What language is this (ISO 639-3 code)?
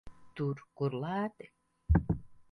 lav